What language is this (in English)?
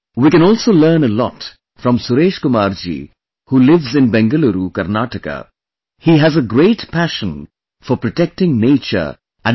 English